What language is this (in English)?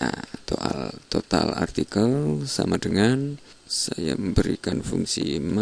Indonesian